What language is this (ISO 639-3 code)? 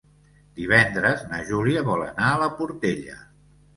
cat